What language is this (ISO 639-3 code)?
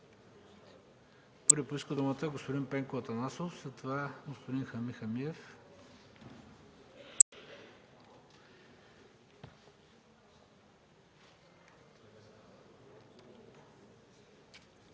bul